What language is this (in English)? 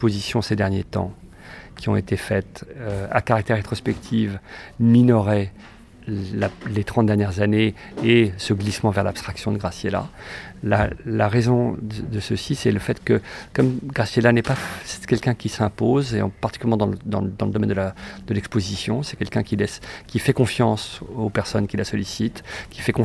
French